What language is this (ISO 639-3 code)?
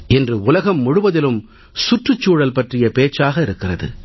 tam